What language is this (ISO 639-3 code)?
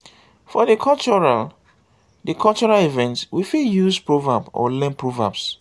pcm